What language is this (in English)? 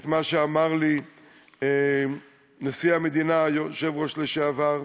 Hebrew